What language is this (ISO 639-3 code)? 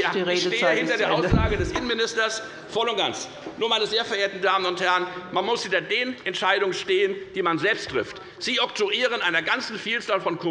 deu